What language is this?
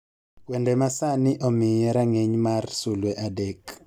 Luo (Kenya and Tanzania)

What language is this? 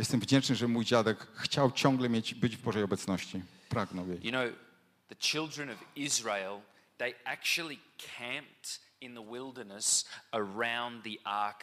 Polish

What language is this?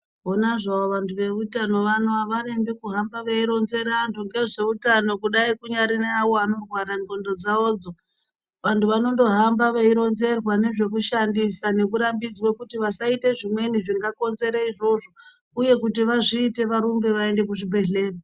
Ndau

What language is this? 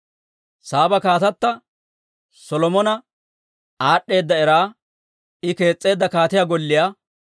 Dawro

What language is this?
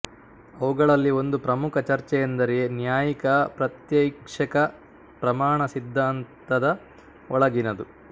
Kannada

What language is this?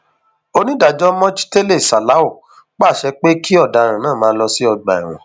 Yoruba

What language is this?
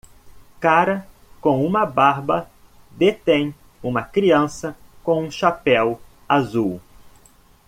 Portuguese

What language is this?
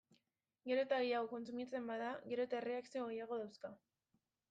Basque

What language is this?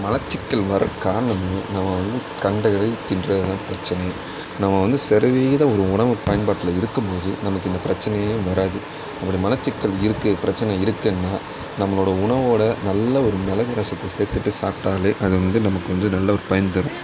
Tamil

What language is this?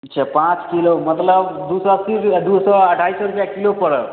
Maithili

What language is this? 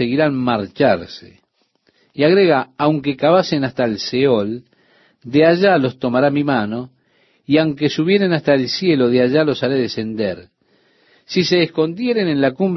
Spanish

